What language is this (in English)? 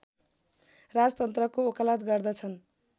Nepali